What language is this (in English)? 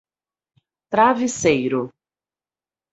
Portuguese